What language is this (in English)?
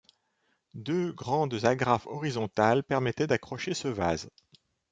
French